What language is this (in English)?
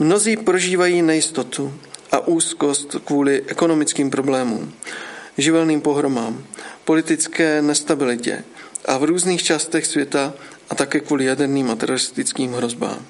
Czech